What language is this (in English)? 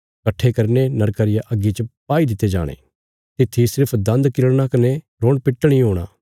Bilaspuri